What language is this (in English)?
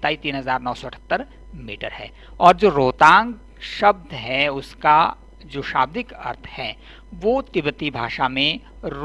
Hindi